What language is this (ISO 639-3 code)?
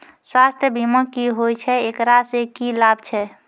mai